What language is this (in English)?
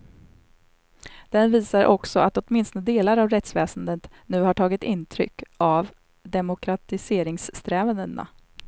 Swedish